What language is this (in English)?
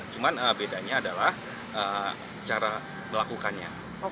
Indonesian